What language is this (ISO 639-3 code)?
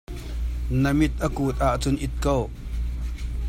cnh